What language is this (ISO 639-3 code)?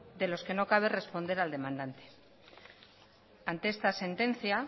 spa